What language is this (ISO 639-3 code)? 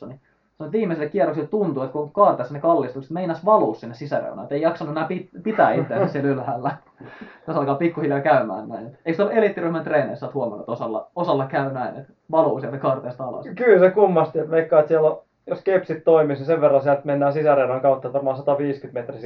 fin